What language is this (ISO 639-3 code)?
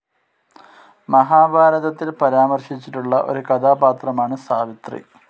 mal